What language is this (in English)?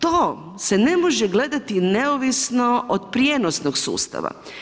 Croatian